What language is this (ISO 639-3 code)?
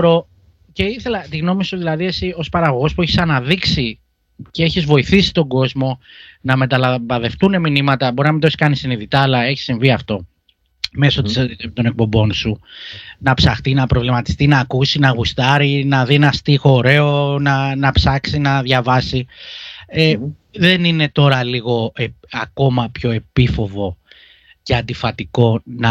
ell